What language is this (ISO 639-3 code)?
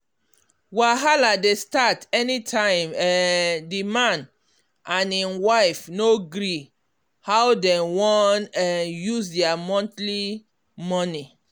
pcm